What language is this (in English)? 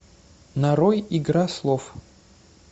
Russian